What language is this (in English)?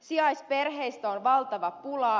Finnish